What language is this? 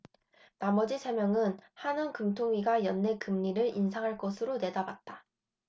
Korean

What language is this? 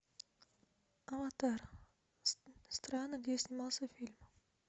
Russian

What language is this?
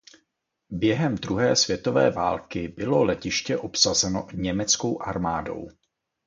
Czech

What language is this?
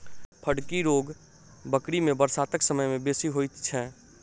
Maithili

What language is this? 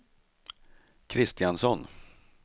Swedish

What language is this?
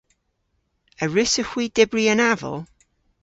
Cornish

